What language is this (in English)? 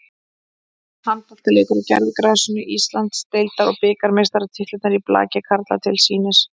Icelandic